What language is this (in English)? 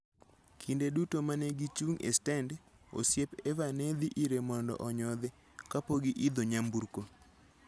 Luo (Kenya and Tanzania)